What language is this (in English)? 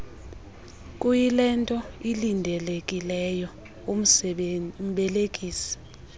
Xhosa